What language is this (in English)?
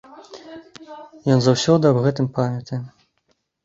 Belarusian